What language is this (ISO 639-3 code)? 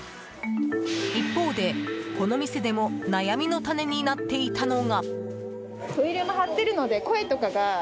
jpn